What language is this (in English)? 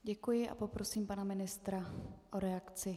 Czech